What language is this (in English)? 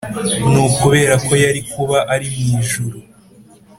Kinyarwanda